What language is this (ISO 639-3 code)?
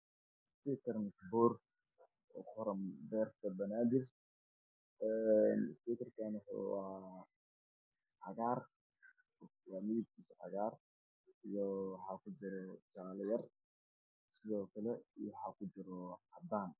som